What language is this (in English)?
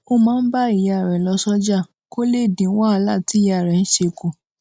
Yoruba